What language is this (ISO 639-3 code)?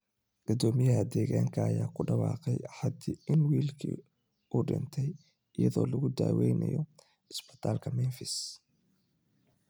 som